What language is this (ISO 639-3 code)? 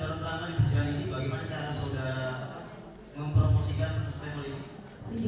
ind